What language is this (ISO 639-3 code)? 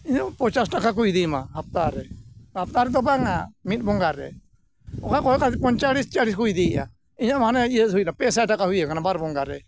sat